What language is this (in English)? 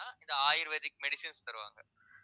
Tamil